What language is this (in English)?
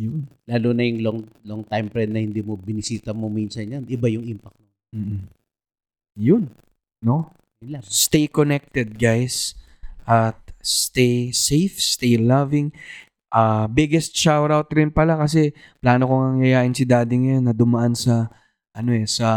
Filipino